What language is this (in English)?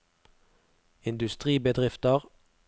Norwegian